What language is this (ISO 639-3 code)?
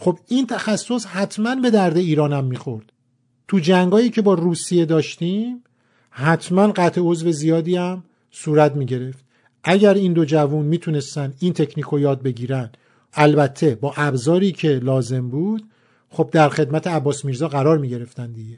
fas